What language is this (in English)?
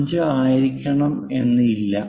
Malayalam